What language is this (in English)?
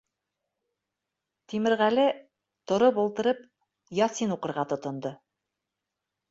Bashkir